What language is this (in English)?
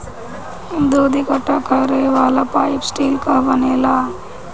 Bhojpuri